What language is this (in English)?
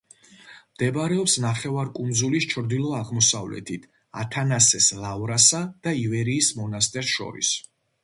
Georgian